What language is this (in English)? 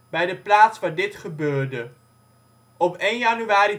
Dutch